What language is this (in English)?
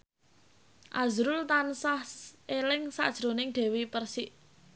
Javanese